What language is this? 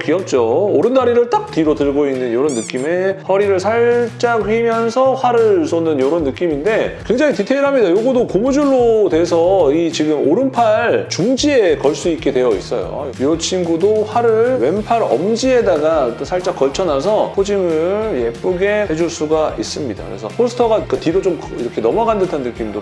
Korean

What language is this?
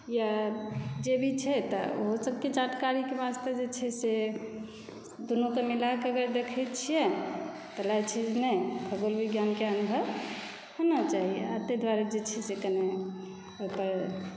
Maithili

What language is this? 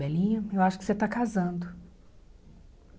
Portuguese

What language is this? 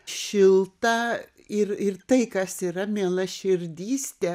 Lithuanian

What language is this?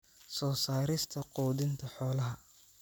Somali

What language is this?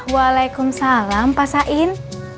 Indonesian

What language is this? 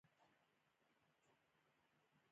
Pashto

